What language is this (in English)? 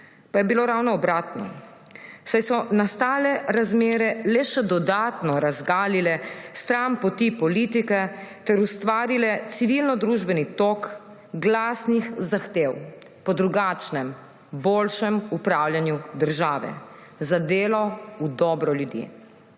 Slovenian